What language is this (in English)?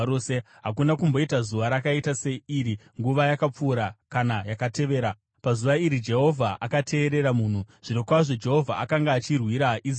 Shona